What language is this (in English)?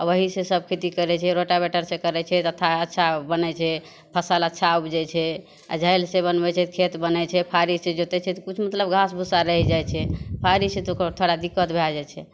Maithili